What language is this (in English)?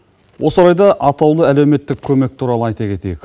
Kazakh